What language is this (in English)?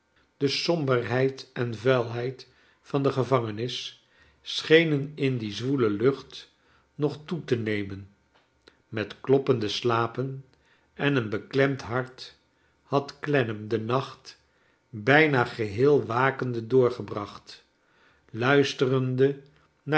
Dutch